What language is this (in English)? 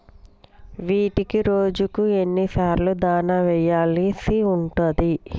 Telugu